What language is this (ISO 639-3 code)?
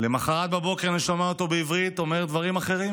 heb